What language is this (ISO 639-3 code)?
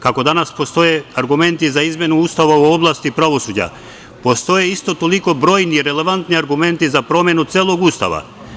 srp